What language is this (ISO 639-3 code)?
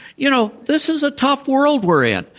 eng